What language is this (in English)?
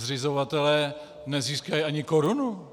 Czech